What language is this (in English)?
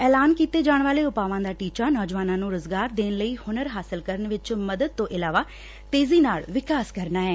Punjabi